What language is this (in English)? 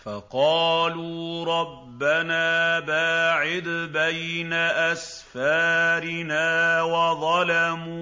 Arabic